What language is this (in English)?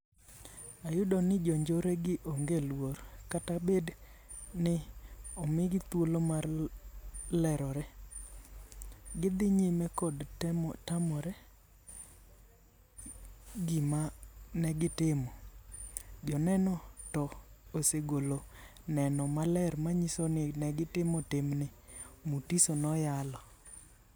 Luo (Kenya and Tanzania)